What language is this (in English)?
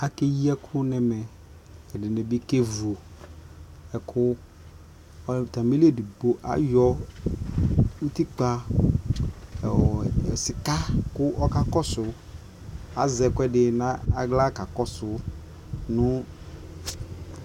Ikposo